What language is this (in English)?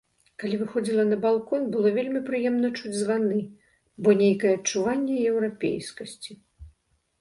Belarusian